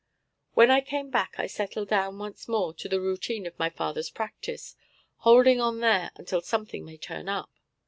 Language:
English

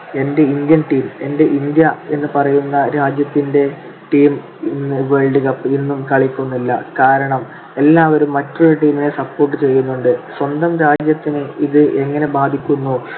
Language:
Malayalam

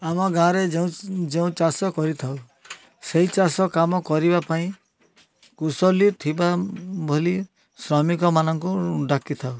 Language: Odia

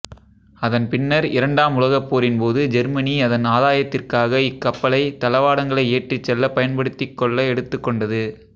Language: Tamil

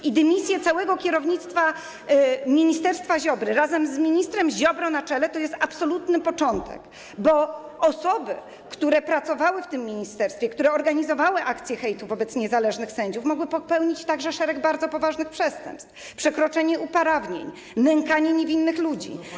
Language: Polish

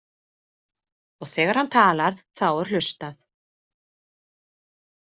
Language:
Icelandic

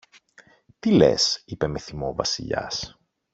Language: Greek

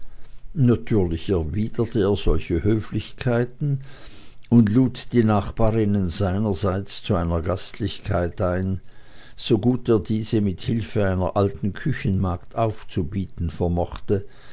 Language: German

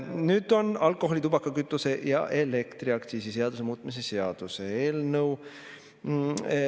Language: Estonian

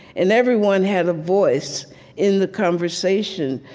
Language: English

